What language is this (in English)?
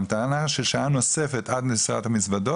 Hebrew